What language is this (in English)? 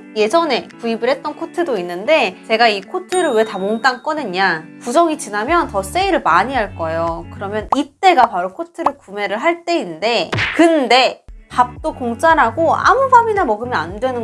Korean